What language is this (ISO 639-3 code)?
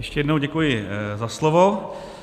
ces